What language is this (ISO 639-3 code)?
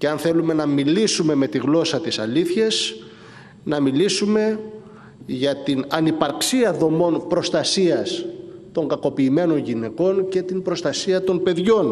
ell